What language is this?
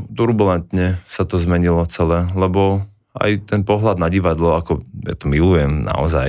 Slovak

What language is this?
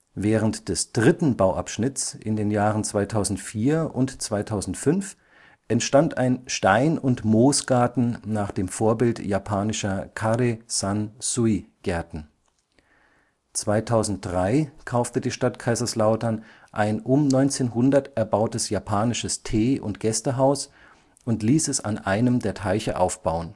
German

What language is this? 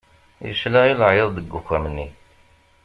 Kabyle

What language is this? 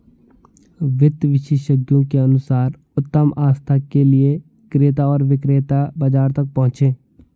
Hindi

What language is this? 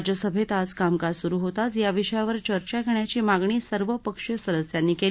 Marathi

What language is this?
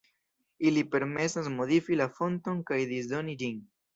Esperanto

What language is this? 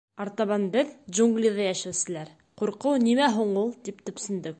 Bashkir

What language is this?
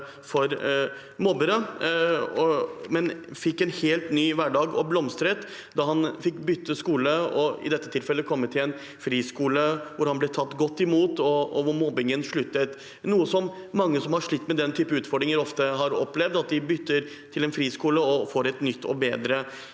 Norwegian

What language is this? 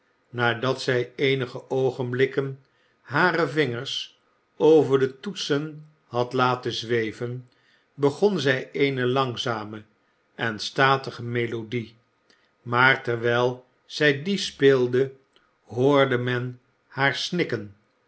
Dutch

